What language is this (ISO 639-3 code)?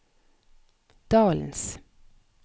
nor